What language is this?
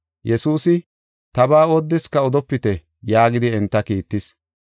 Gofa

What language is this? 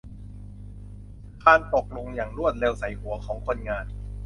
Thai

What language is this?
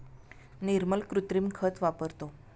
Marathi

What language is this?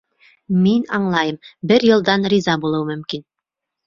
Bashkir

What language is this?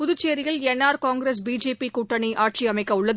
Tamil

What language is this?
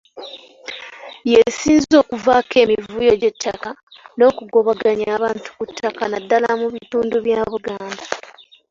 Ganda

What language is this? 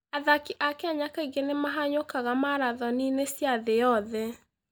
Kikuyu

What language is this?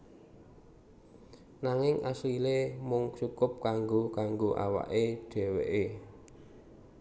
Javanese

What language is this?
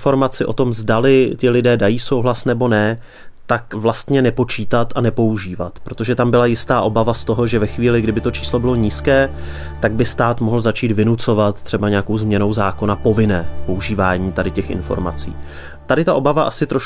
Czech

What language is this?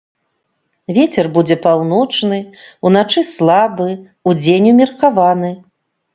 Belarusian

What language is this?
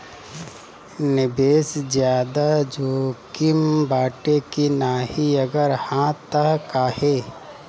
Bhojpuri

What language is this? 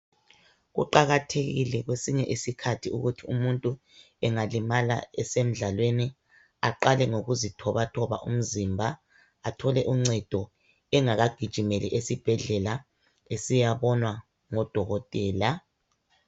North Ndebele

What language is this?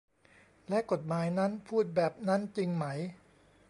Thai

